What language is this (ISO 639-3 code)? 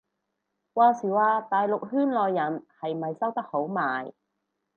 yue